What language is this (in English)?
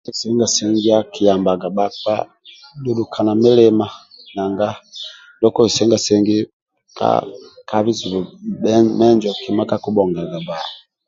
Amba (Uganda)